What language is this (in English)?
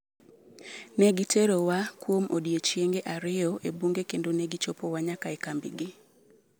Luo (Kenya and Tanzania)